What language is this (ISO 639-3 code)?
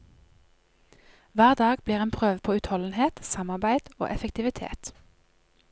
nor